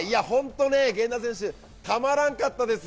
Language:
Japanese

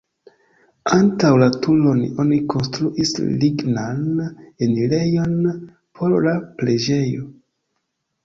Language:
Esperanto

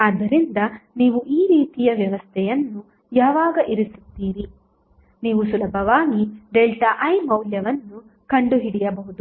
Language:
Kannada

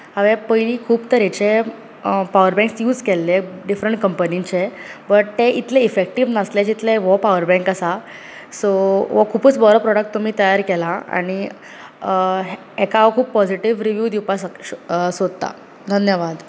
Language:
Konkani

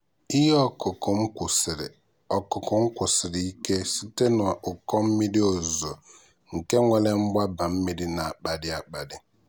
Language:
Igbo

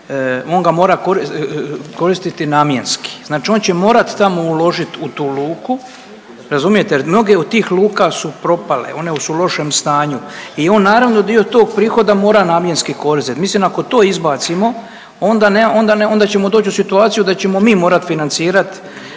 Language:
Croatian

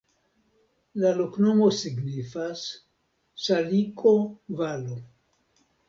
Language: Esperanto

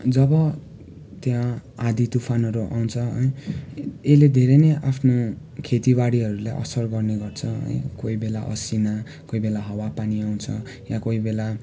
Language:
Nepali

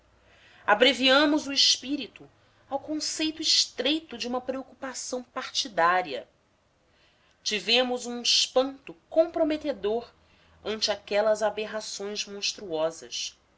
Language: Portuguese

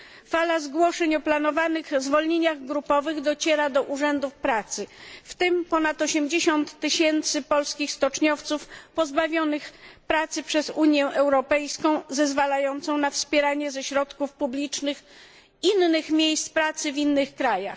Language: Polish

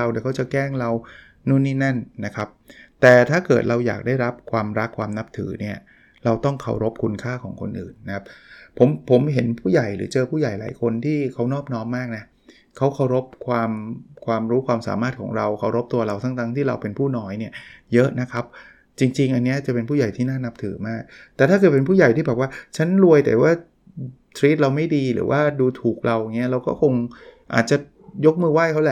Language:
Thai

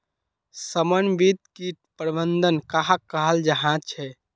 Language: Magahi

